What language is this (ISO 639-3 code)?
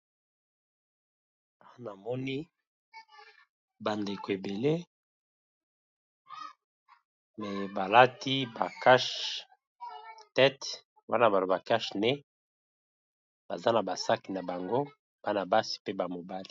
lin